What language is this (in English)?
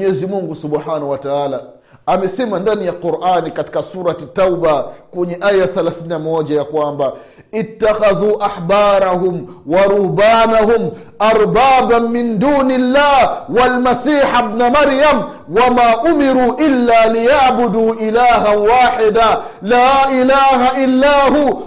Swahili